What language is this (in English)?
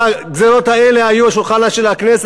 Hebrew